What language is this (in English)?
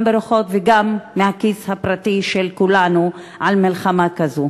Hebrew